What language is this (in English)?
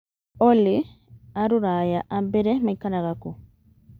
Kikuyu